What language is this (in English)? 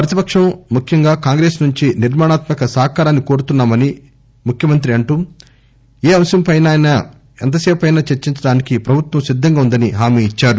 Telugu